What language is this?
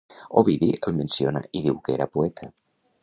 Catalan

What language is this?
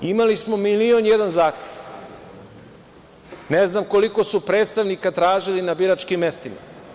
Serbian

